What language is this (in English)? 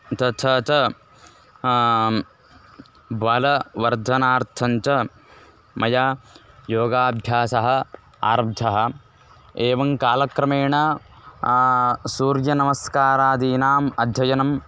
Sanskrit